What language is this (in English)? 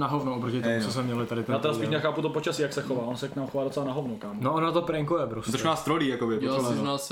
Czech